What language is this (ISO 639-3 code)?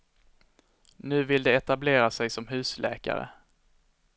swe